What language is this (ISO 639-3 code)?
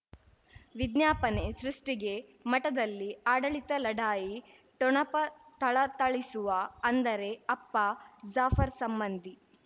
kan